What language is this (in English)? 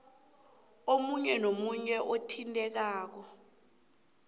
South Ndebele